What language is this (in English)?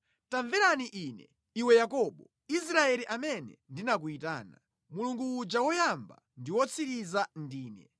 Nyanja